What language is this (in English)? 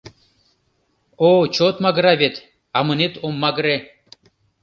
Mari